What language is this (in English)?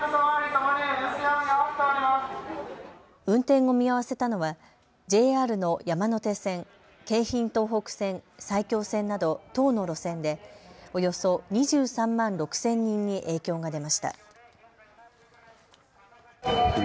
Japanese